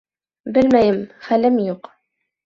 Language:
Bashkir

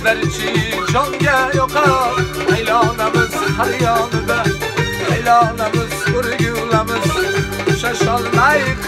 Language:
Turkish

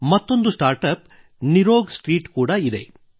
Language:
Kannada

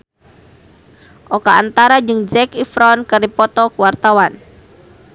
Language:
Sundanese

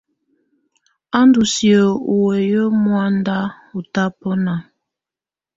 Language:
Tunen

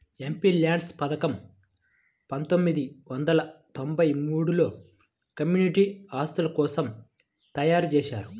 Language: Telugu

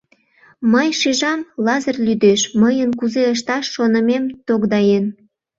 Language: Mari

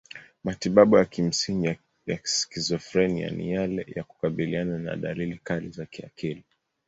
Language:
Swahili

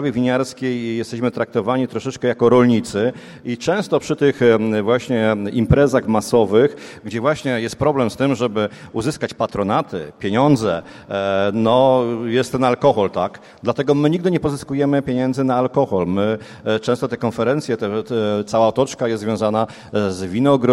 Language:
Polish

